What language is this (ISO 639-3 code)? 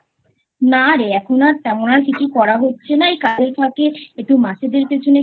ben